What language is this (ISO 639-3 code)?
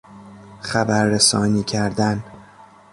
fas